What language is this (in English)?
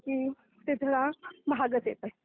Marathi